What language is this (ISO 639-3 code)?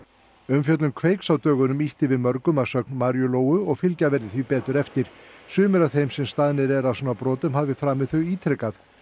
isl